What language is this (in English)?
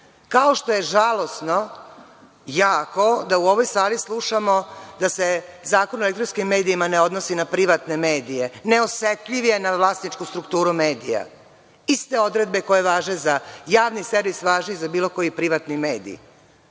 Serbian